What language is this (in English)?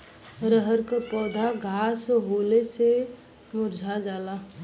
Bhojpuri